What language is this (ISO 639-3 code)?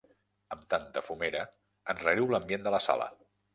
cat